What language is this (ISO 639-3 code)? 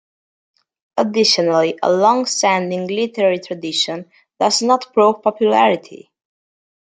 eng